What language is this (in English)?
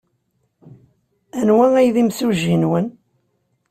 Kabyle